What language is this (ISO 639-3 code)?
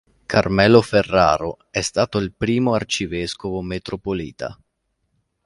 ita